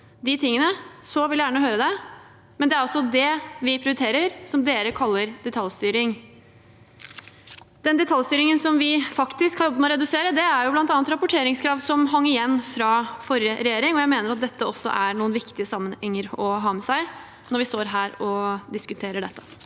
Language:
Norwegian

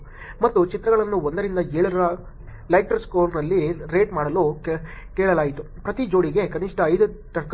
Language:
Kannada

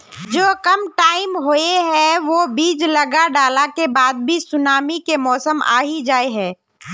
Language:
Magahi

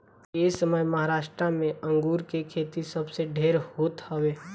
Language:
Bhojpuri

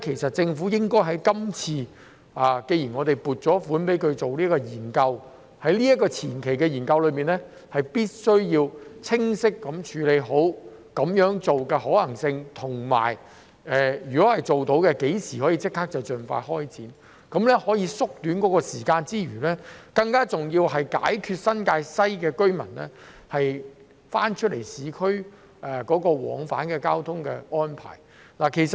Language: Cantonese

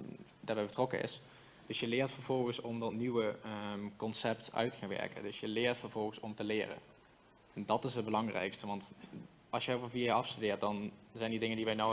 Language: Dutch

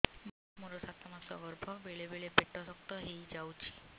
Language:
Odia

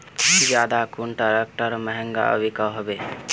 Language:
Magahi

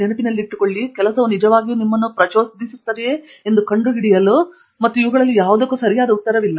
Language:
Kannada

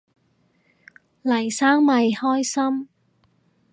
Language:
Cantonese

